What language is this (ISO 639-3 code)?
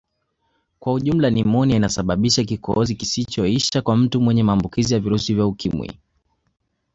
swa